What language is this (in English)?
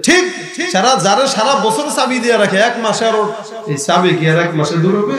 Turkish